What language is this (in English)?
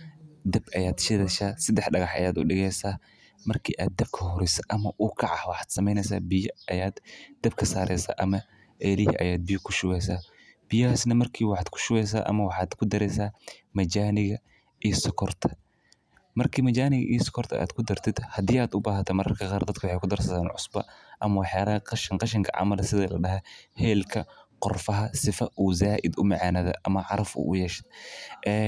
Somali